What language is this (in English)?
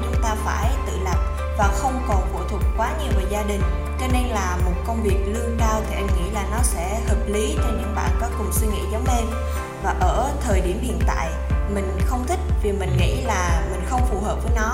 Vietnamese